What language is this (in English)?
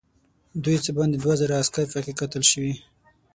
Pashto